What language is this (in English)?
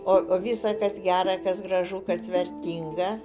Lithuanian